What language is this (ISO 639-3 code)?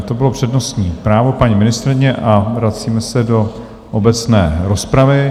ces